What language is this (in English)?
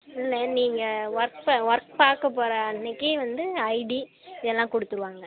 Tamil